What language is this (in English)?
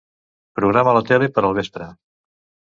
Catalan